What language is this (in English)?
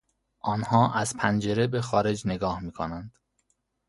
Persian